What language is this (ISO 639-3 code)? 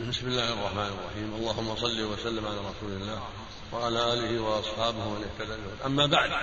ara